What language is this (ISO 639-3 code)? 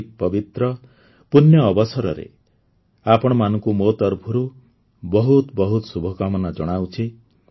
ori